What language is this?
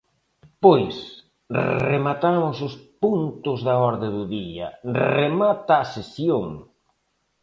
Galician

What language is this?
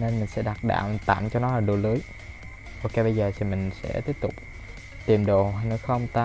Vietnamese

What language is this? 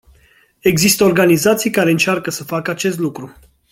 Romanian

